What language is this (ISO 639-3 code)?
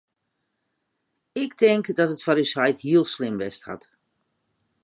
fry